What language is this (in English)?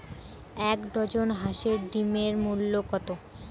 Bangla